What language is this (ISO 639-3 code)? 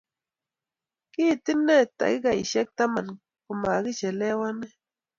kln